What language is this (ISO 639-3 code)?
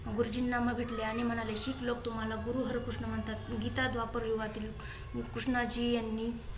mar